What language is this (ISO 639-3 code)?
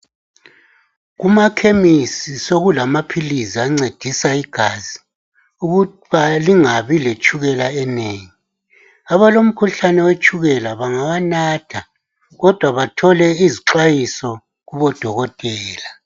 nde